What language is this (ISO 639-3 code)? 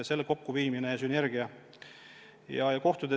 est